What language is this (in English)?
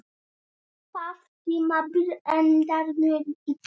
Icelandic